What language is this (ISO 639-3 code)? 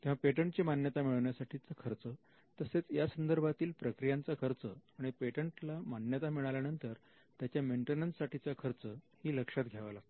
mar